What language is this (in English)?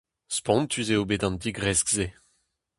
Breton